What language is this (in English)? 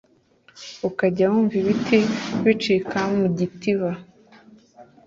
Kinyarwanda